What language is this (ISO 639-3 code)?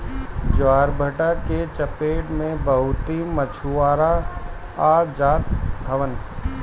bho